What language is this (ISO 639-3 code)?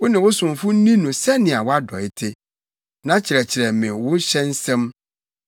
aka